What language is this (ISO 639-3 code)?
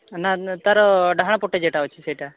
ori